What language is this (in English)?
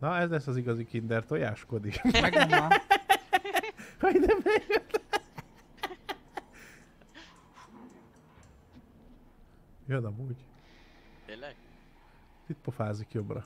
Hungarian